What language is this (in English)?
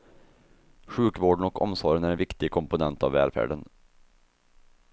Swedish